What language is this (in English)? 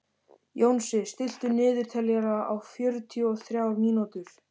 Icelandic